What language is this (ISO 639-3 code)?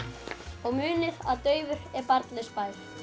isl